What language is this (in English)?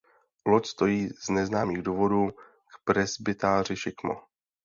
Czech